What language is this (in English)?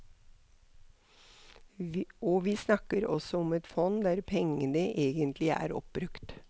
Norwegian